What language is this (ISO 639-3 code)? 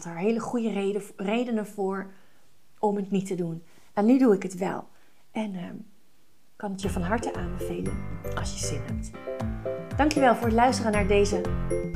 nld